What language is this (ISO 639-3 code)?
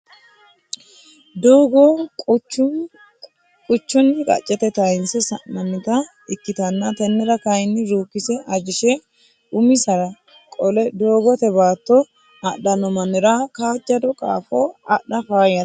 sid